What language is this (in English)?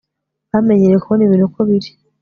Kinyarwanda